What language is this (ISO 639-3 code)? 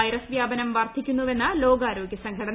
mal